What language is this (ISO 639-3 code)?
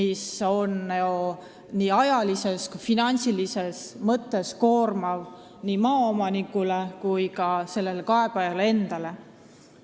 est